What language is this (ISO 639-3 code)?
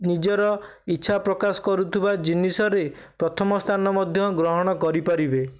ori